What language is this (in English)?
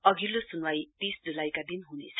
Nepali